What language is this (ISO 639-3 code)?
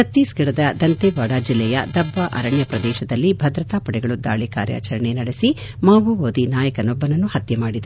kan